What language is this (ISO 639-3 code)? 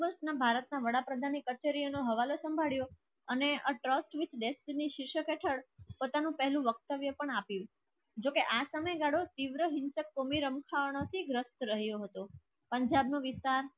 guj